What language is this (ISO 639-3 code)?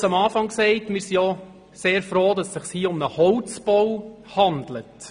gsw